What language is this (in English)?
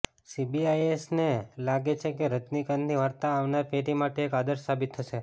Gujarati